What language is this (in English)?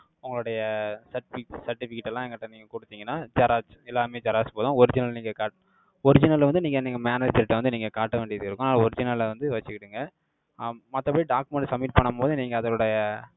Tamil